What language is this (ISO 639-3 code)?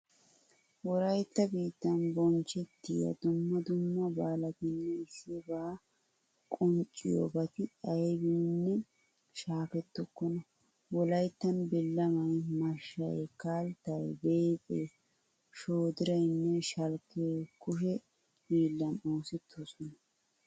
wal